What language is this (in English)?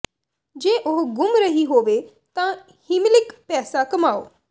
Punjabi